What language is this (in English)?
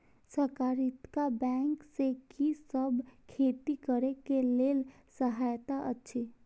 Maithili